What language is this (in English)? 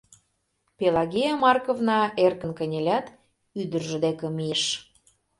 Mari